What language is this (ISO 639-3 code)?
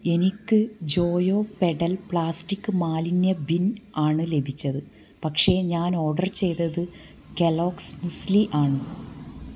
mal